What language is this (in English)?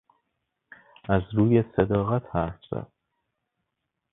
Persian